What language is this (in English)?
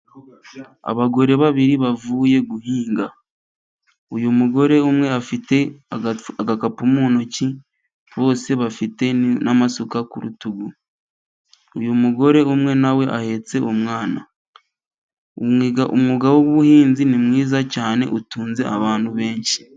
Kinyarwanda